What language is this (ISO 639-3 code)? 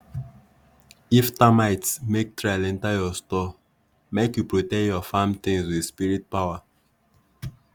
pcm